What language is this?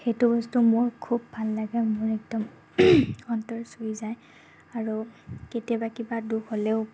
Assamese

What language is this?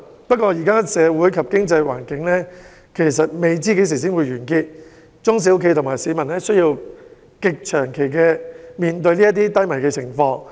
Cantonese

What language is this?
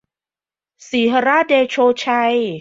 Thai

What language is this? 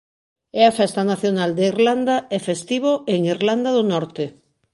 Galician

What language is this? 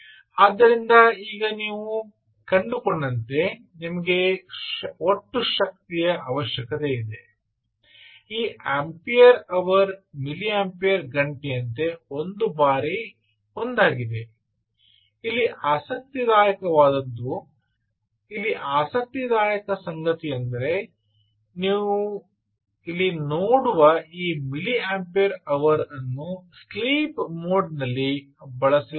Kannada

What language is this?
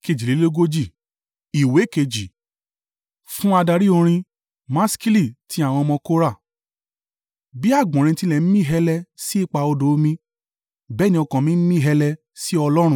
Yoruba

